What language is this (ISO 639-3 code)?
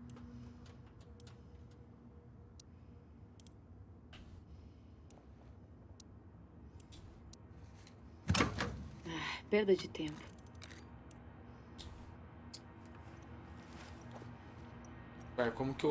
por